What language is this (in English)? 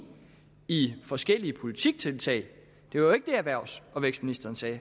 Danish